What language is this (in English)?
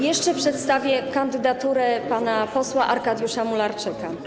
Polish